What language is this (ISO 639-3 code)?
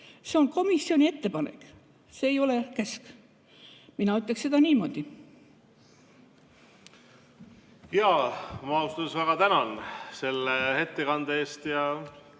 est